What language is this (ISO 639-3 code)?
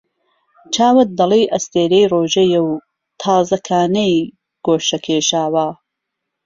ckb